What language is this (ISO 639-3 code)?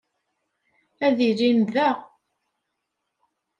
kab